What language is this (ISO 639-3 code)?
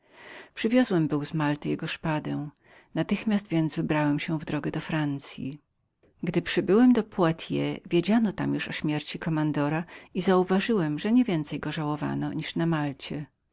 pol